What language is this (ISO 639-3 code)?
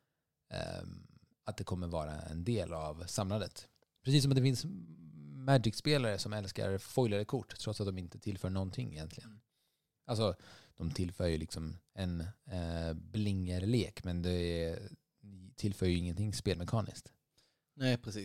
swe